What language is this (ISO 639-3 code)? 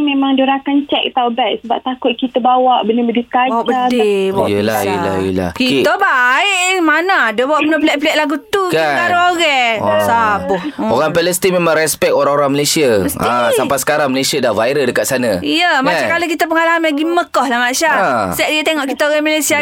msa